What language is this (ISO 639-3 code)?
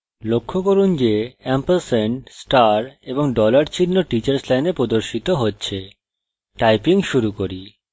ben